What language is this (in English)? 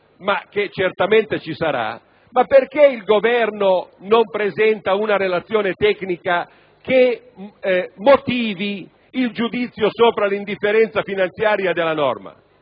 Italian